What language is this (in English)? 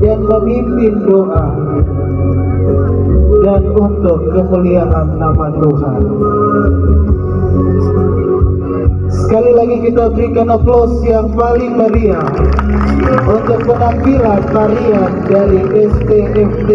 Indonesian